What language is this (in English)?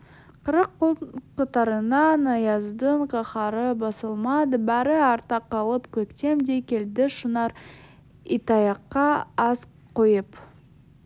Kazakh